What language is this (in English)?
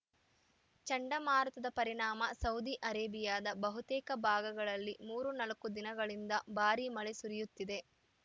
Kannada